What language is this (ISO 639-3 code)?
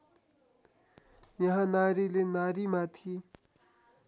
nep